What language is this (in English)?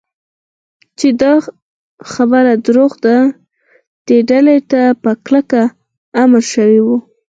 Pashto